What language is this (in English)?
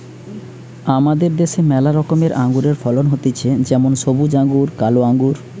Bangla